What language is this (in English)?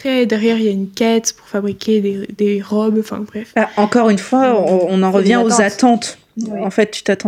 French